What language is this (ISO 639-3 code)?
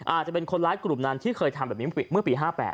tha